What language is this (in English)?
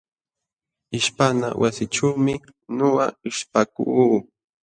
Jauja Wanca Quechua